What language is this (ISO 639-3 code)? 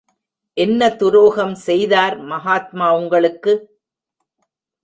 tam